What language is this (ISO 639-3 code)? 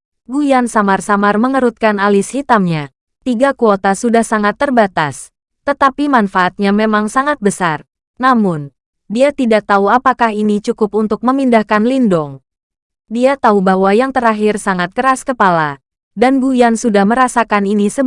ind